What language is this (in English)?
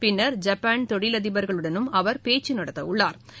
Tamil